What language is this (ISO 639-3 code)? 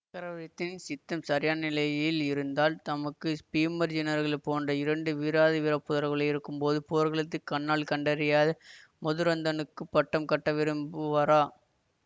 tam